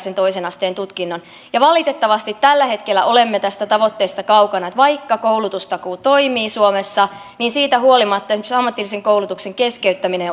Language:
Finnish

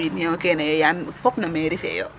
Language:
Serer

